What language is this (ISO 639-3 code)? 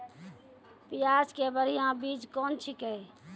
mai